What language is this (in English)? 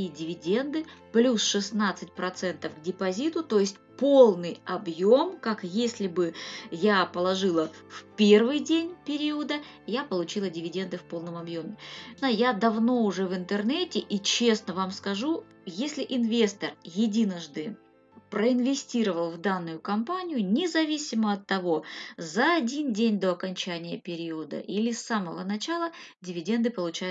Russian